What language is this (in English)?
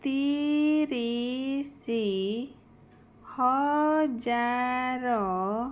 Odia